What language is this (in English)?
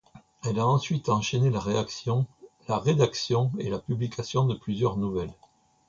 French